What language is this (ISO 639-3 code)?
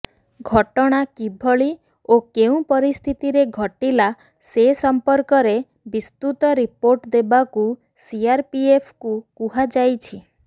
ori